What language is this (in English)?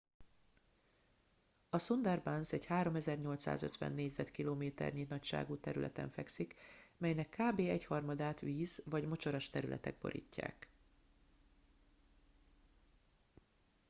Hungarian